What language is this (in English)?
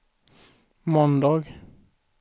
Swedish